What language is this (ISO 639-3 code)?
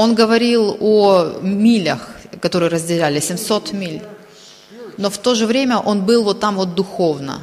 rus